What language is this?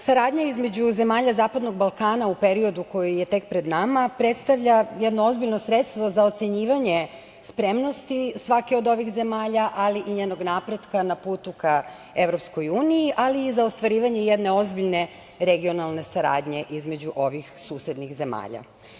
Serbian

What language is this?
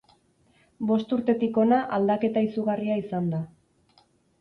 Basque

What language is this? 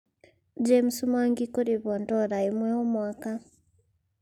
Kikuyu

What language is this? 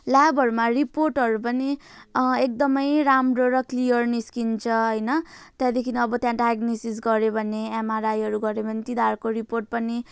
Nepali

